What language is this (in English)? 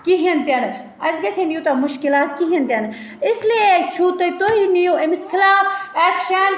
Kashmiri